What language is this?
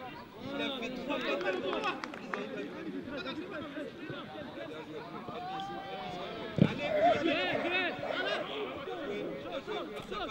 French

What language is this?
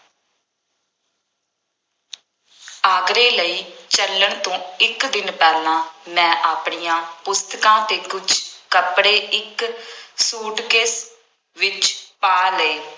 Punjabi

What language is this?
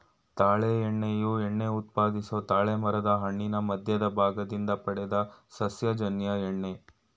Kannada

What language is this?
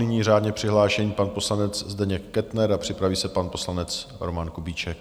Czech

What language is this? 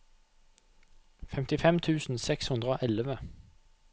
Norwegian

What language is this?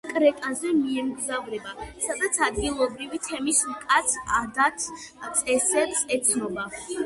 Georgian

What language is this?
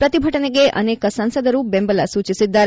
Kannada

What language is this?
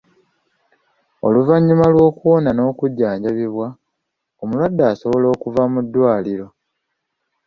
Ganda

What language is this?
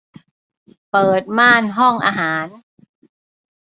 Thai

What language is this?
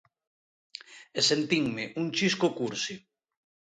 Galician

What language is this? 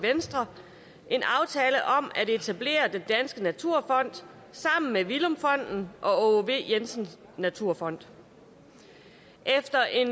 Danish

